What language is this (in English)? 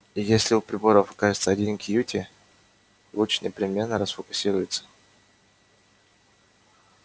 Russian